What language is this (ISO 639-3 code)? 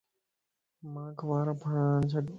lss